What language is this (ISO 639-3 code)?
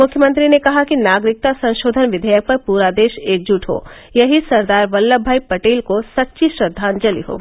hin